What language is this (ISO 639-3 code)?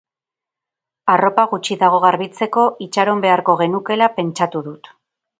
eus